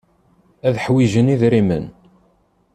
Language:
Kabyle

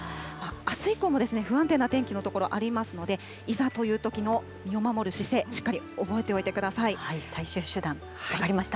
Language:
Japanese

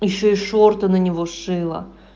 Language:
Russian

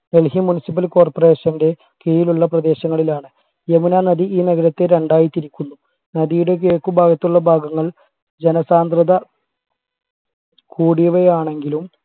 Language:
Malayalam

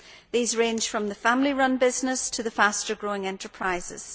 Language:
English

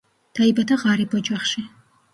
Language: Georgian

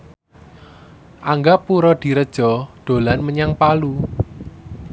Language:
Javanese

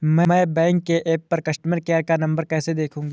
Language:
Hindi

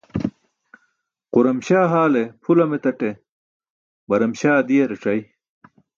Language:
Burushaski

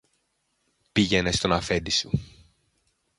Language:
Greek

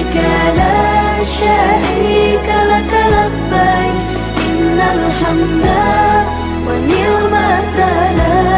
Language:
Malay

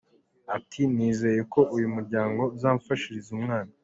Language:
Kinyarwanda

